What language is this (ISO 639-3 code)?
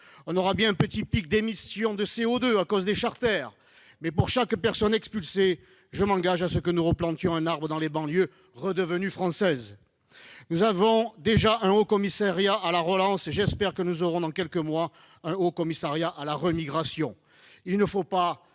fra